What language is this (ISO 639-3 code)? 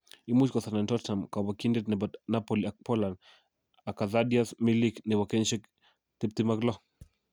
kln